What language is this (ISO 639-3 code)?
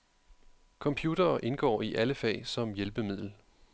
dan